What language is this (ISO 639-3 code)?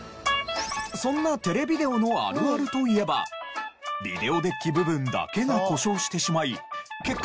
jpn